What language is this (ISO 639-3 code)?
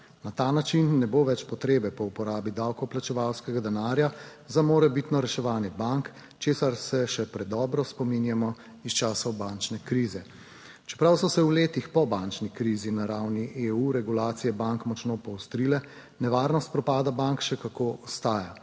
slv